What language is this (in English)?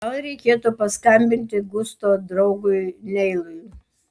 Lithuanian